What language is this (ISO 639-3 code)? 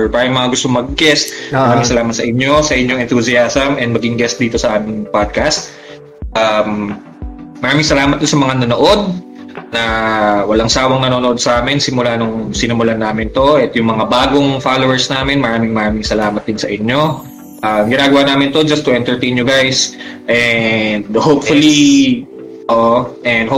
fil